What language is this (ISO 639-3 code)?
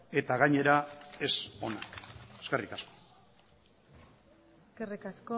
eus